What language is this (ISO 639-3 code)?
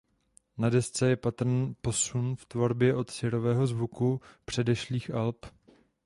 ces